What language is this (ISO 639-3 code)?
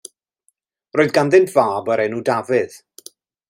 cym